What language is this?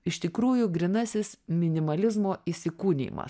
Lithuanian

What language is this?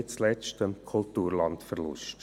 Swiss German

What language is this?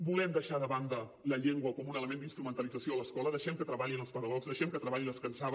Catalan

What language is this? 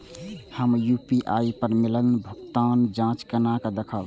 Maithili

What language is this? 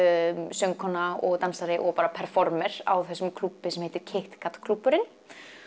Icelandic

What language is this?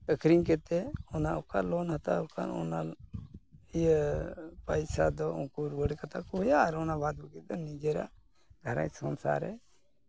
Santali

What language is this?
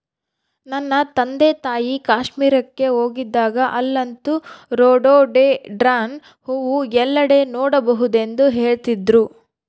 Kannada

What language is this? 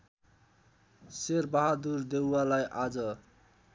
Nepali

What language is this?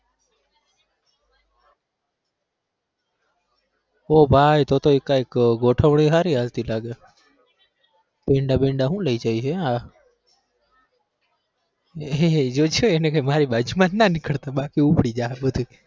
Gujarati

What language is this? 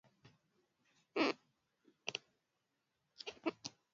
Swahili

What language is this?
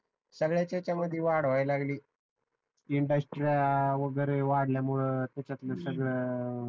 Marathi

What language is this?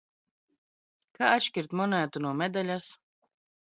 Latvian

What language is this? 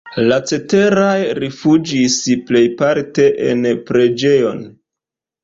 Esperanto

